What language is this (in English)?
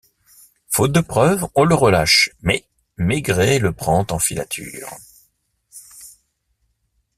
French